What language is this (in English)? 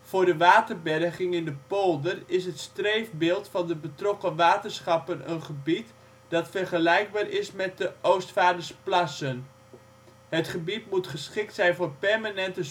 Dutch